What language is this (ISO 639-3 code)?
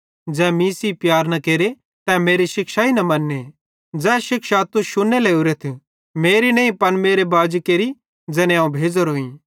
bhd